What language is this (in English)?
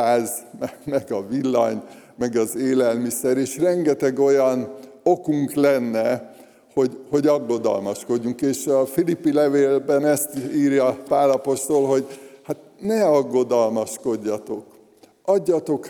Hungarian